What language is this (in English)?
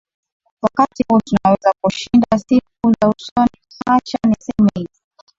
Swahili